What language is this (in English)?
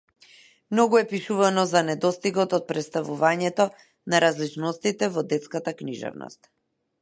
Macedonian